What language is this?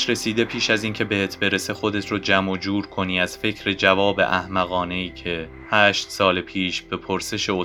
Persian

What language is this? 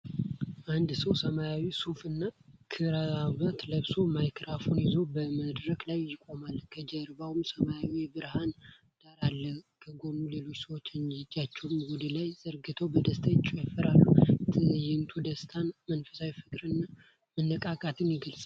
Amharic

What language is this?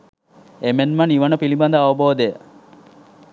Sinhala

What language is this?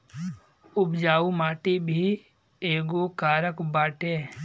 Bhojpuri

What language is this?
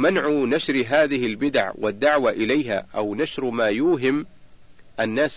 Arabic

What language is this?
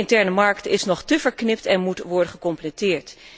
Dutch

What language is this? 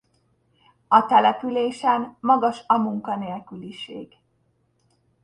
Hungarian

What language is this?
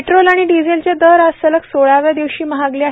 Marathi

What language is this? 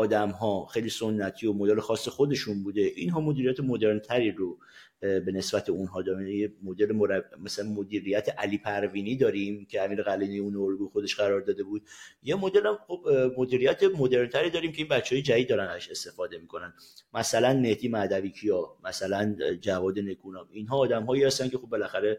Persian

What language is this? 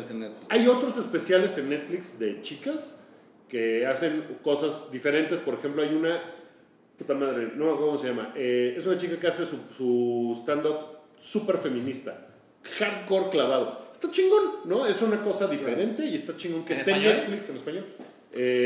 Spanish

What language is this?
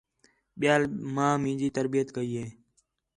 Khetrani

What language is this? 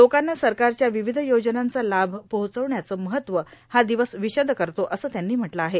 Marathi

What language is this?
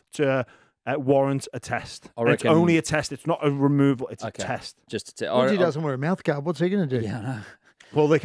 English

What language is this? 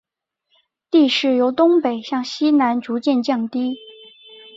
Chinese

